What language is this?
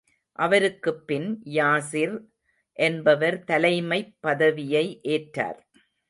Tamil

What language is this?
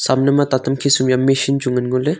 Wancho Naga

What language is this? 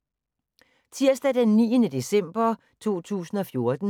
Danish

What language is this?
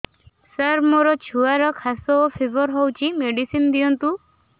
Odia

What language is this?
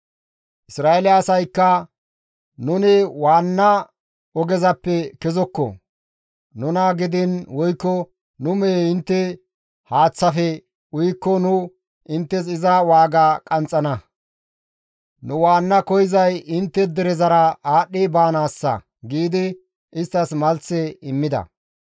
Gamo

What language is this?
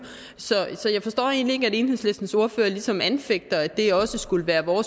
Danish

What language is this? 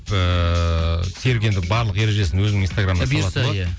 Kazakh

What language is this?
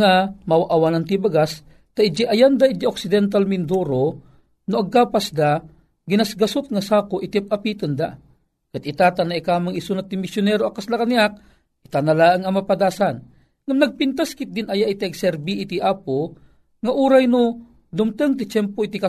Filipino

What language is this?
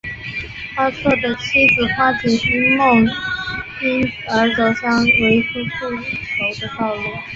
Chinese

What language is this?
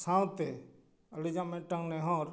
Santali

